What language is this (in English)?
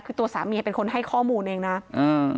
Thai